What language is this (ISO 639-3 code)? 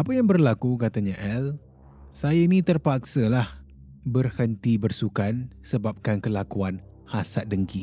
msa